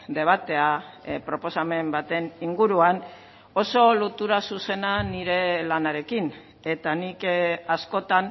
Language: Basque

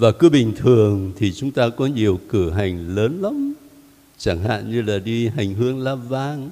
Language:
Vietnamese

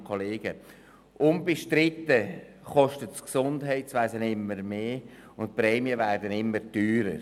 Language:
Swiss German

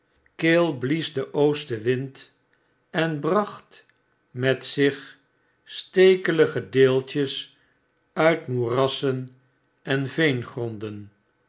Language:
Dutch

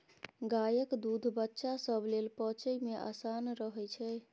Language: Maithili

